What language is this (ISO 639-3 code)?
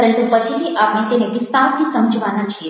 guj